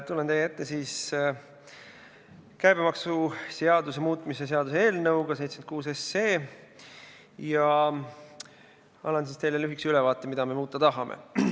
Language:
Estonian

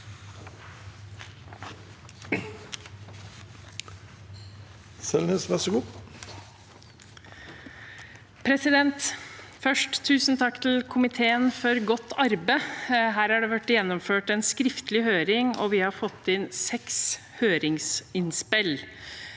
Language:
Norwegian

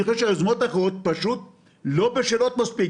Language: Hebrew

